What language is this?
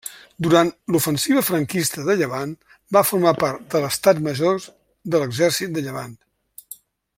Catalan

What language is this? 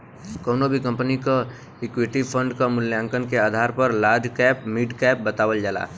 Bhojpuri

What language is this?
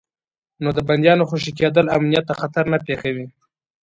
Pashto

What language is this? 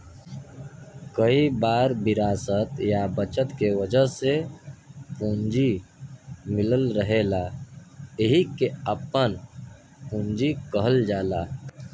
Bhojpuri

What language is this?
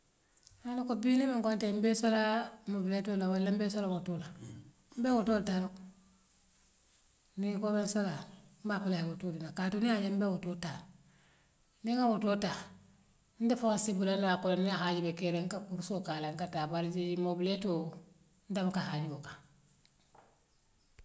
Western Maninkakan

